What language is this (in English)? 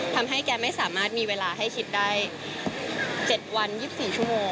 Thai